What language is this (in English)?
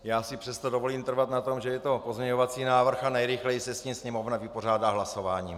Czech